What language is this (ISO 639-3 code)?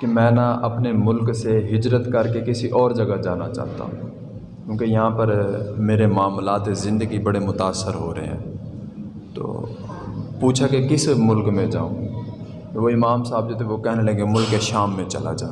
urd